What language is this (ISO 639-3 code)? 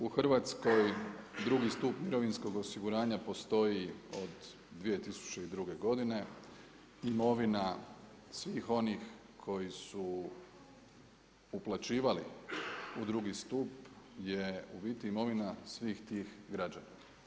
hrv